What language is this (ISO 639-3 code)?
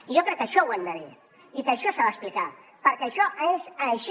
cat